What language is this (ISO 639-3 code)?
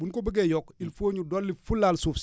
wol